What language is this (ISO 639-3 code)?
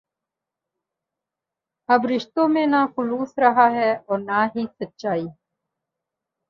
urd